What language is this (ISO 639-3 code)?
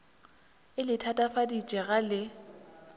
nso